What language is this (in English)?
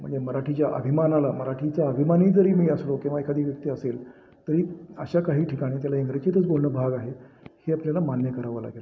Marathi